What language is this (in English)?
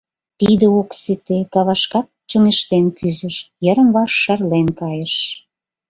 Mari